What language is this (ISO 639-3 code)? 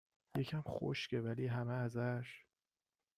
fas